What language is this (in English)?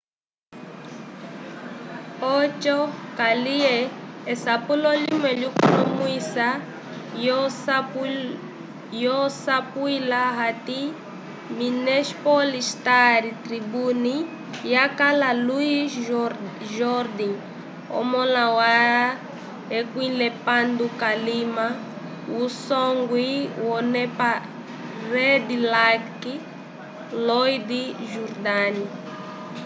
Umbundu